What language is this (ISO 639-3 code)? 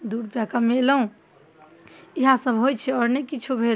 mai